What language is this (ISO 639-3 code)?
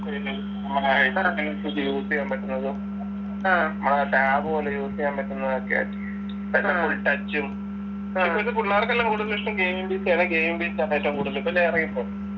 mal